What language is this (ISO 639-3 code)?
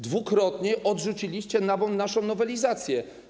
pol